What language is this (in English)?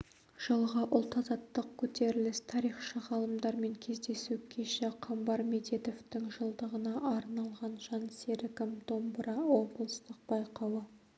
Kazakh